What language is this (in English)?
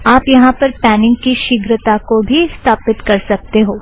Hindi